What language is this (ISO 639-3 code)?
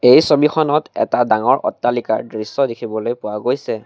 asm